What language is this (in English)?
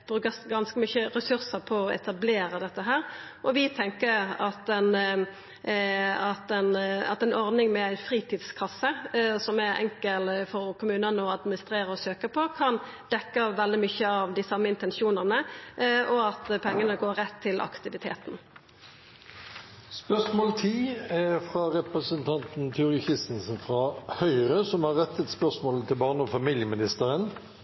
Norwegian